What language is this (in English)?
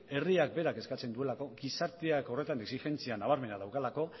Basque